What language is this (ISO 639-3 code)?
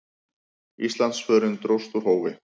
isl